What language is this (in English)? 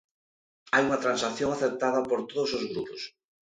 Galician